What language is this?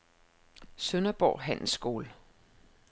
Danish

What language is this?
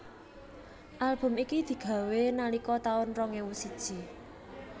Javanese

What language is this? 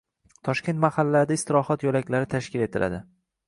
Uzbek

